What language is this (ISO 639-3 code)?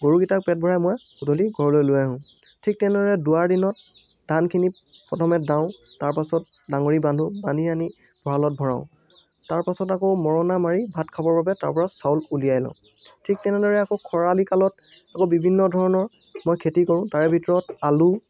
asm